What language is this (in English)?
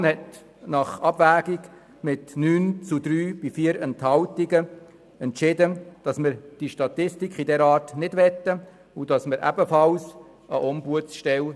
Swiss German